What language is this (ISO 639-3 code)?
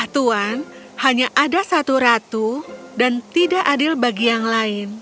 ind